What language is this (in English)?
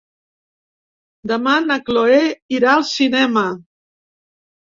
Catalan